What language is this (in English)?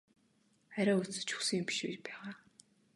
Mongolian